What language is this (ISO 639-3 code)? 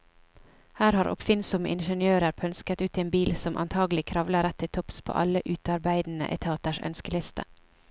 nor